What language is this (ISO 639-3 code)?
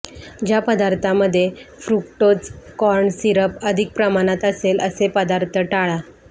mar